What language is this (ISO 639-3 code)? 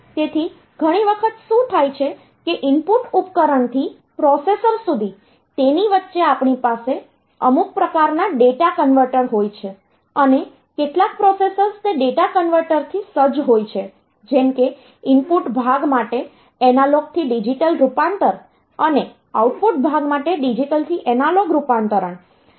guj